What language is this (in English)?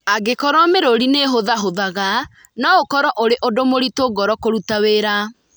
Kikuyu